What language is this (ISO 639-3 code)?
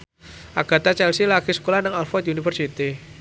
jav